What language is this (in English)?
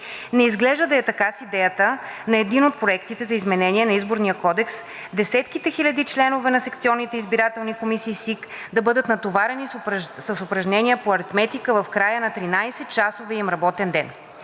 Bulgarian